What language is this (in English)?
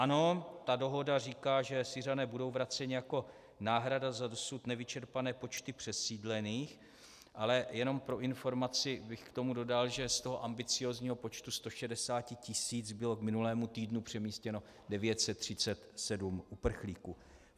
Czech